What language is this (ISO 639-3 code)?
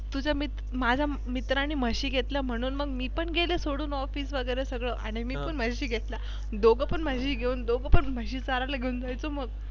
mar